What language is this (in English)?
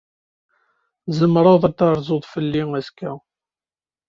Kabyle